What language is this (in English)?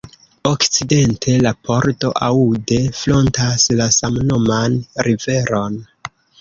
Esperanto